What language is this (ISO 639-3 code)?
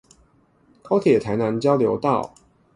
zho